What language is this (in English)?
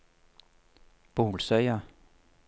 Norwegian